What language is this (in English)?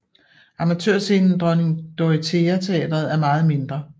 Danish